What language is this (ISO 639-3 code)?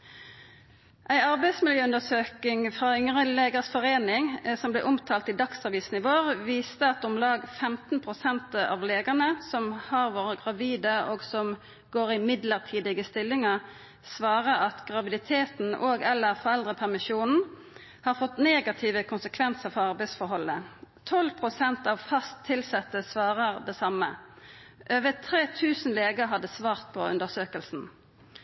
nno